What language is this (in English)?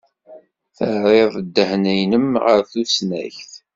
Kabyle